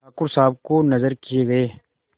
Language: Hindi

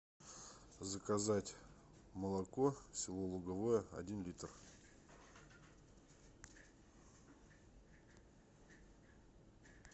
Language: Russian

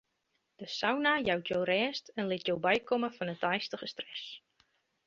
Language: Western Frisian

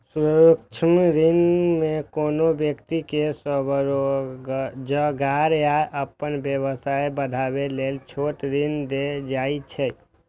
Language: Maithili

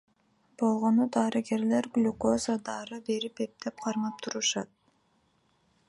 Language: Kyrgyz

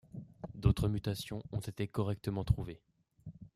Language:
French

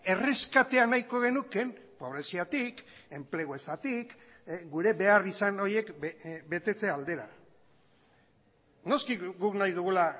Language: Basque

